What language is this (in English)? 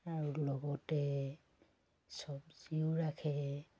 Assamese